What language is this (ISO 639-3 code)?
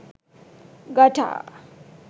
sin